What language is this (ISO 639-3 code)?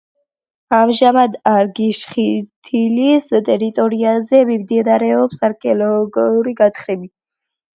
kat